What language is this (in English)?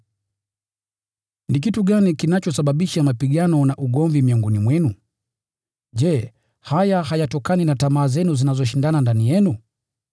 Swahili